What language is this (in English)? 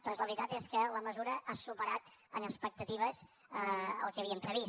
Catalan